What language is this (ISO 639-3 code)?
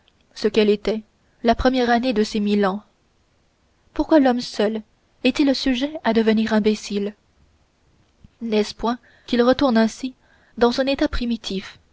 fra